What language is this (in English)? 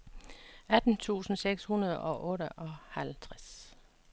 Danish